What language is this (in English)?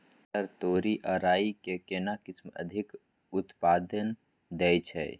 Maithili